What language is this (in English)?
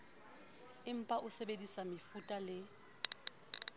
Southern Sotho